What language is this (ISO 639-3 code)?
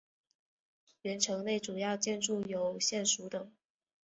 zho